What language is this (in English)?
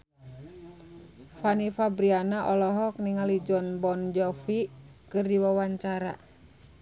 Sundanese